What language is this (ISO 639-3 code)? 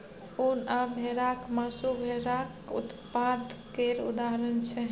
mai